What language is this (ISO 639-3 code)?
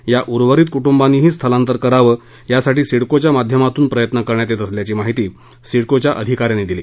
mar